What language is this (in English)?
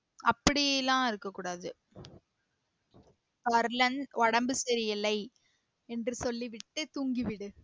Tamil